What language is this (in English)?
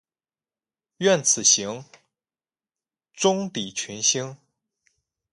Chinese